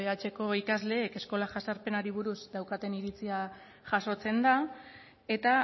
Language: Basque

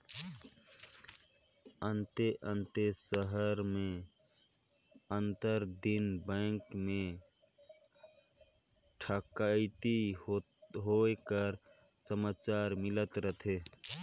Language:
Chhattisgarhi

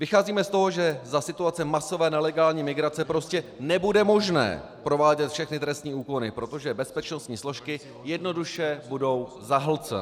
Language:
Czech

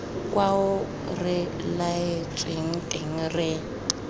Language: Tswana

